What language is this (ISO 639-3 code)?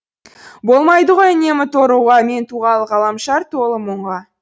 kaz